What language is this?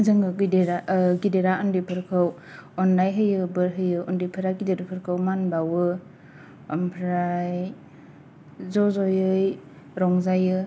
Bodo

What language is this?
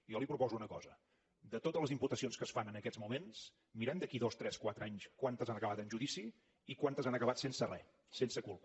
Catalan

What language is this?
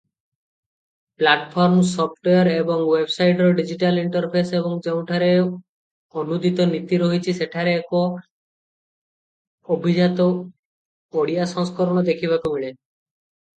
Odia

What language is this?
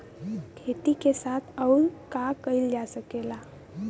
Bhojpuri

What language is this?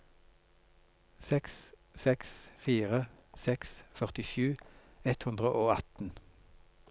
Norwegian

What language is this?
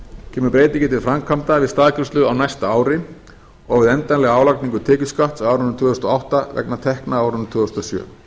Icelandic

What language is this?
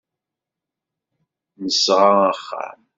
Kabyle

